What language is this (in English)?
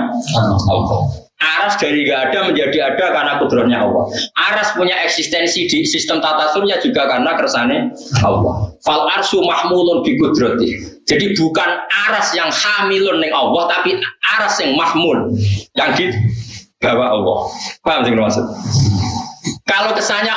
Indonesian